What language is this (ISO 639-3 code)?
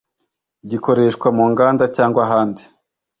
kin